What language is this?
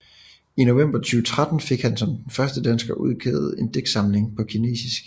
Danish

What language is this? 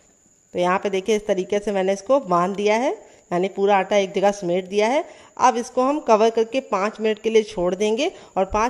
Hindi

